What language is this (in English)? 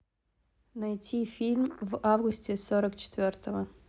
Russian